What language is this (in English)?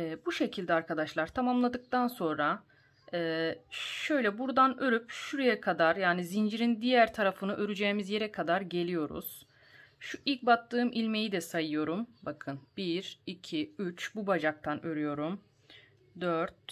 Turkish